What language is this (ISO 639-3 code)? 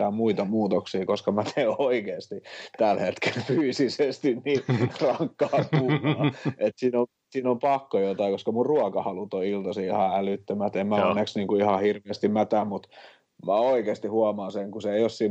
fin